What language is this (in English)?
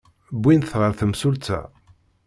Kabyle